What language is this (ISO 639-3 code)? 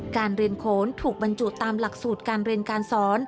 tha